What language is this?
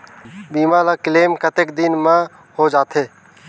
Chhattisgarhi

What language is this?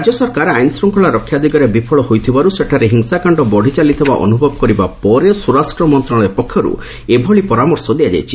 Odia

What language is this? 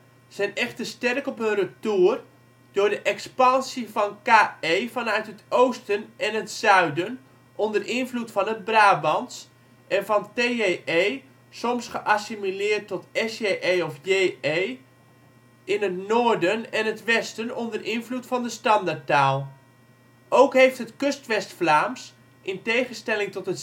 Dutch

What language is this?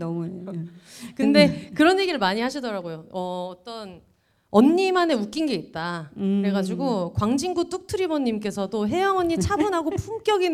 Korean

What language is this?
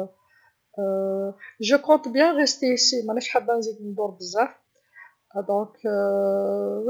Algerian Arabic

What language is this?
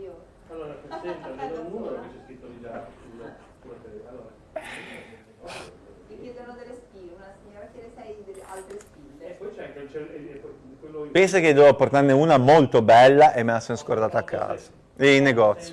Italian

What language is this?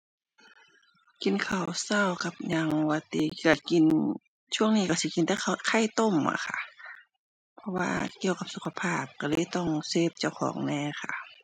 Thai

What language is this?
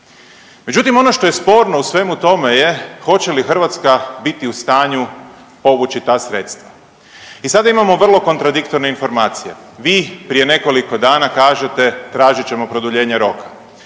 Croatian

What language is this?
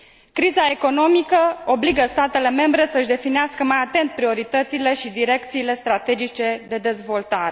Romanian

